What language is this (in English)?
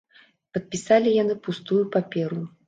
Belarusian